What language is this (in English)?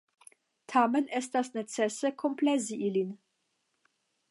Esperanto